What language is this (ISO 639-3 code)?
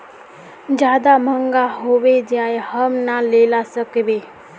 mag